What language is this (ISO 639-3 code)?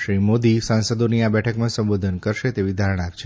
guj